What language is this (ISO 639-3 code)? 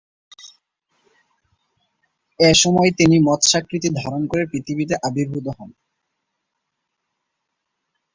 ben